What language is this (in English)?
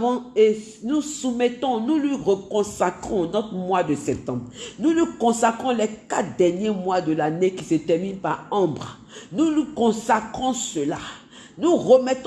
French